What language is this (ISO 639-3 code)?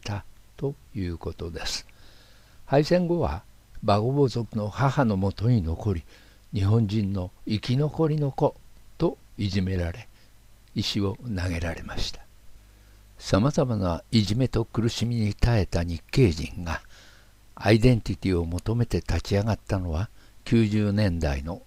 jpn